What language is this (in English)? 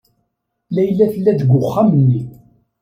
Kabyle